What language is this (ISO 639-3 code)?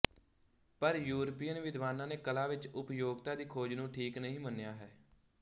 pan